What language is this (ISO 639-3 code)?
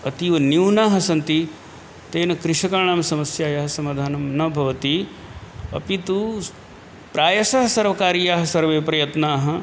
san